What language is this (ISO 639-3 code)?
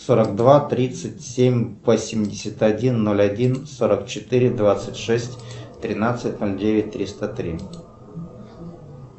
rus